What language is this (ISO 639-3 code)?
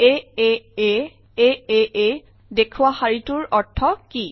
asm